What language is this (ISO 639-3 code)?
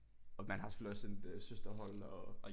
dan